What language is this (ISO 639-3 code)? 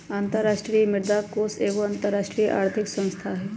mag